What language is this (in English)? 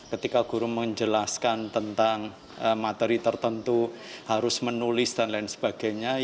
Indonesian